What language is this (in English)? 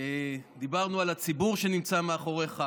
Hebrew